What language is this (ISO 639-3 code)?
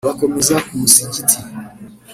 kin